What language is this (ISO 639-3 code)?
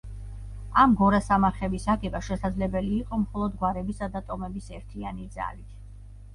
kat